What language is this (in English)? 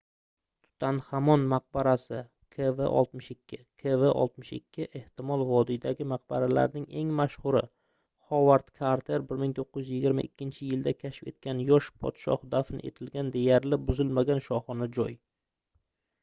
Uzbek